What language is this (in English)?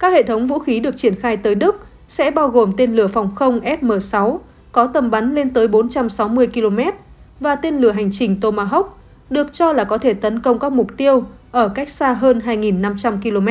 Vietnamese